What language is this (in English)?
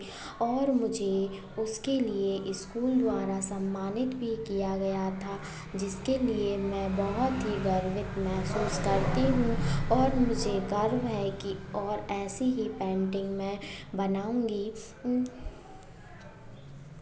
Hindi